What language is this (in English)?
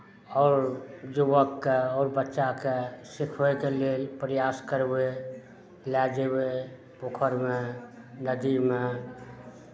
Maithili